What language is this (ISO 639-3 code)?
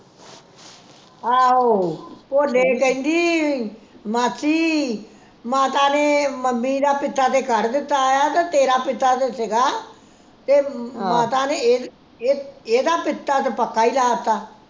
pan